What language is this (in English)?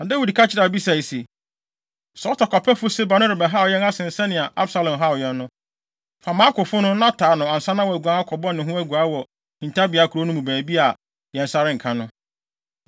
Akan